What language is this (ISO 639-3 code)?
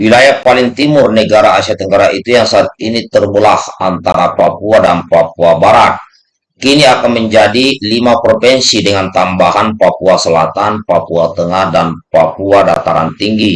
ind